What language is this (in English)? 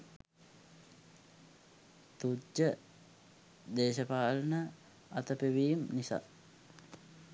Sinhala